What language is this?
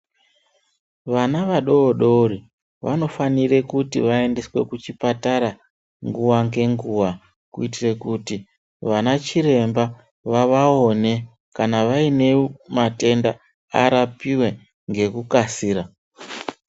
Ndau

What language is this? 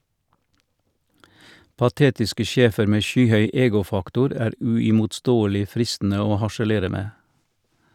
Norwegian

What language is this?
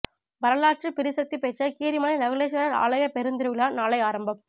Tamil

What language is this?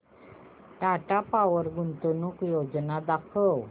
Marathi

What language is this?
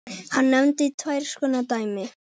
Icelandic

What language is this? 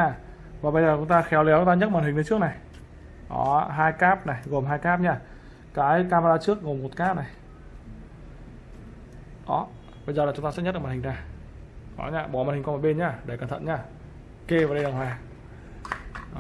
Vietnamese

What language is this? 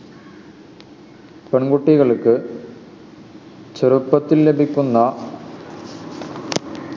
Malayalam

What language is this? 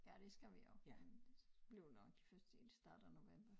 Danish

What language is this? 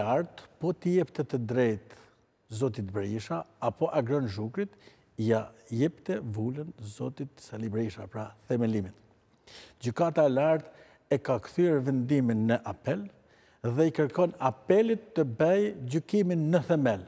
Romanian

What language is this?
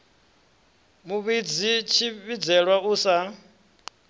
Venda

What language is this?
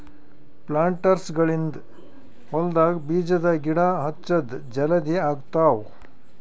Kannada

